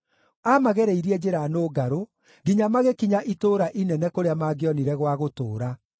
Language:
Kikuyu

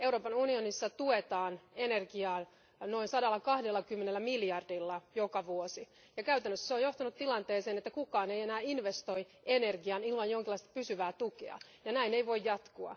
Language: Finnish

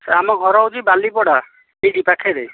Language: Odia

